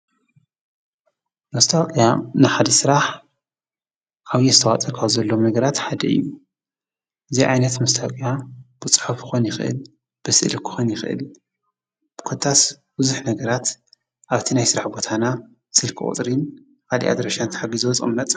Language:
Tigrinya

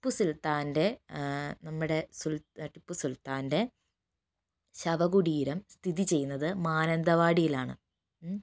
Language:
Malayalam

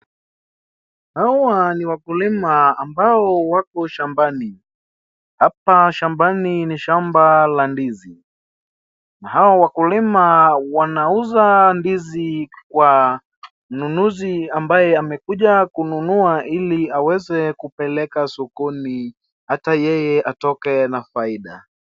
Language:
Swahili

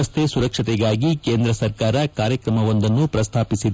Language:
Kannada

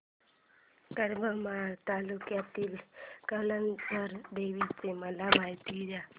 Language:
Marathi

